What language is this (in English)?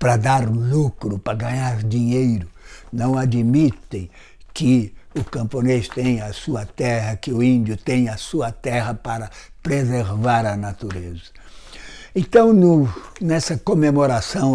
Portuguese